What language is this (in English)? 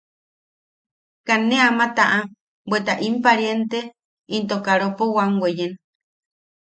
Yaqui